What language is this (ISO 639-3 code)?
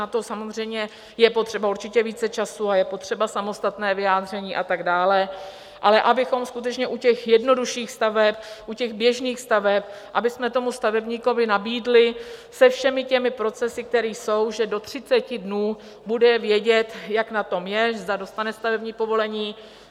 ces